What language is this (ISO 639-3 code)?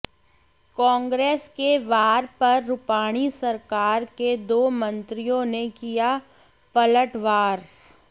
hin